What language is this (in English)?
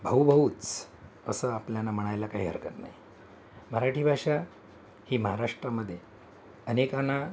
Marathi